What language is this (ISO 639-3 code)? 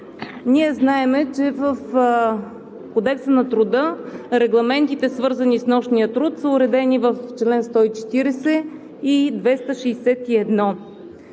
bul